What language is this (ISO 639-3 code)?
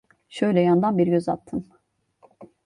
tur